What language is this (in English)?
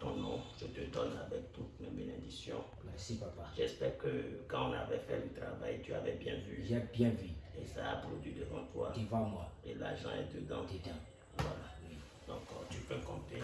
French